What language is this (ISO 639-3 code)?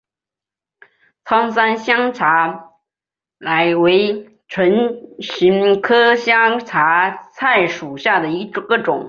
zho